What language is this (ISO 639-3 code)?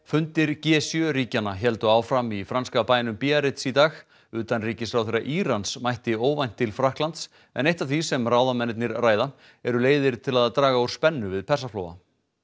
isl